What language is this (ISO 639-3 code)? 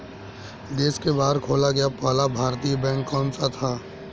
hin